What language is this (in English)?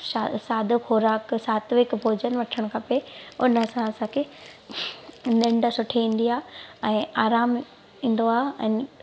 Sindhi